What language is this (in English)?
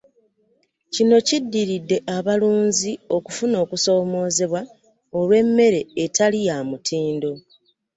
Ganda